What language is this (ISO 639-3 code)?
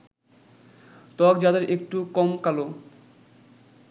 ben